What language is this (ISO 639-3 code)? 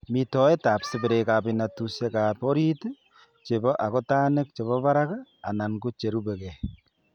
kln